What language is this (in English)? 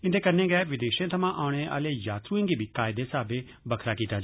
Dogri